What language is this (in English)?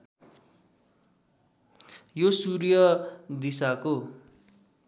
Nepali